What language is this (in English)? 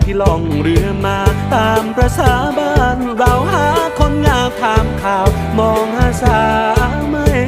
Thai